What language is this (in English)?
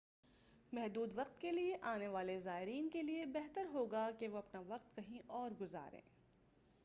Urdu